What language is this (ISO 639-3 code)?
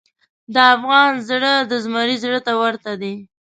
pus